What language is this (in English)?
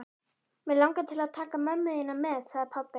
Icelandic